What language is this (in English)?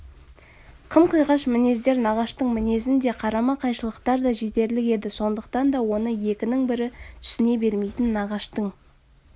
Kazakh